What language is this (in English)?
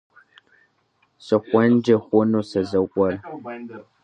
Kabardian